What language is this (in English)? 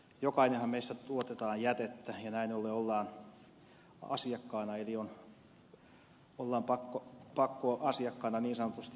Finnish